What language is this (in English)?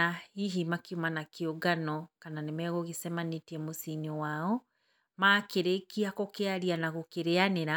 Kikuyu